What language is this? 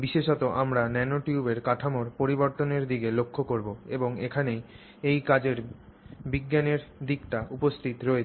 Bangla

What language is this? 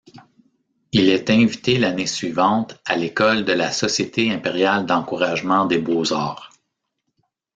French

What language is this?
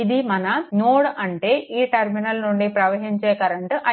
Telugu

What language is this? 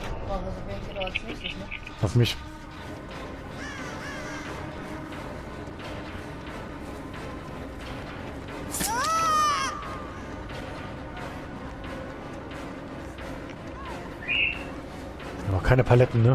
German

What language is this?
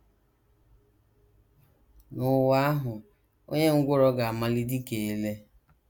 Igbo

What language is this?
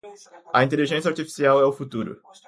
Portuguese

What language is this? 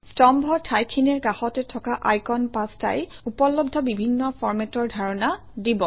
Assamese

